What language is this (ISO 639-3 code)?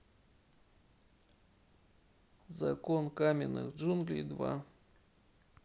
rus